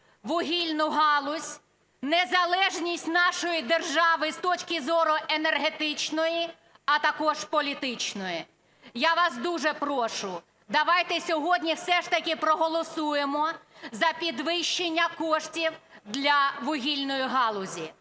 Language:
Ukrainian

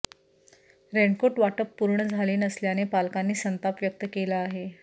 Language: Marathi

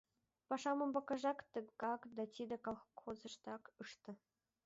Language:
Mari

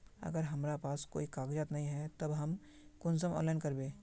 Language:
Magahi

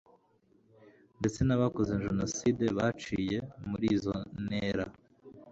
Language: Kinyarwanda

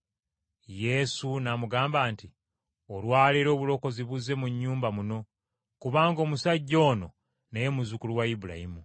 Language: Ganda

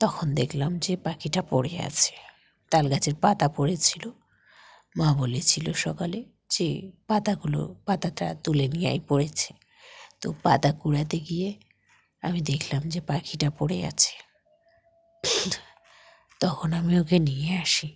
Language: Bangla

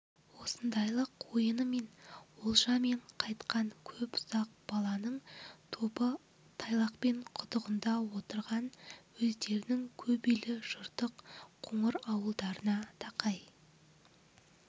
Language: Kazakh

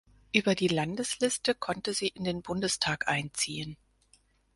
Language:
German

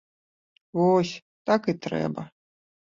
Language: Belarusian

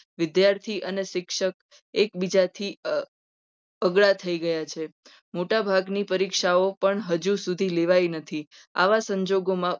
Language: Gujarati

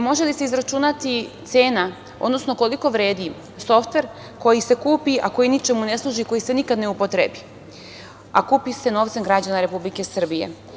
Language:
Serbian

